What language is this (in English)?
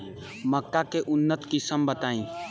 Bhojpuri